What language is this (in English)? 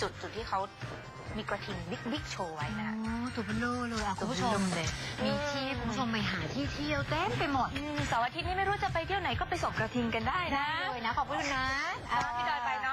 Thai